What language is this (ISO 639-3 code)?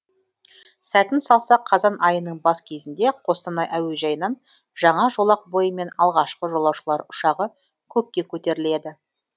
kaz